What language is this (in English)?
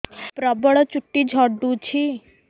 Odia